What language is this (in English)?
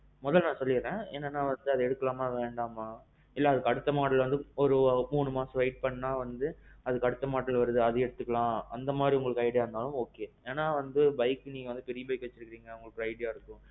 Tamil